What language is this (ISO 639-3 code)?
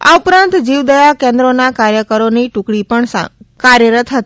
guj